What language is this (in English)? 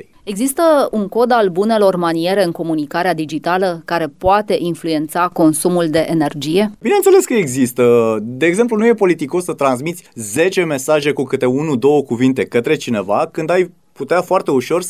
Romanian